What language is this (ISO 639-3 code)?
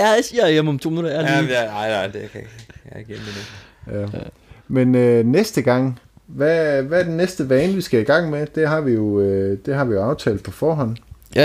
dan